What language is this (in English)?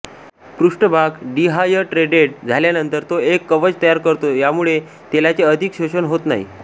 Marathi